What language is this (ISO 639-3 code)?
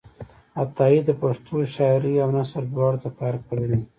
pus